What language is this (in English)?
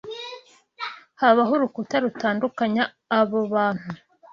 Kinyarwanda